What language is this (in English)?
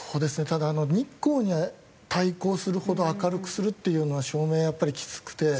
Japanese